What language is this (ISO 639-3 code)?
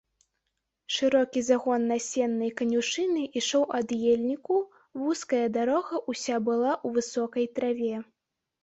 bel